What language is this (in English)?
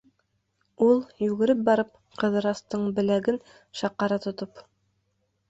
Bashkir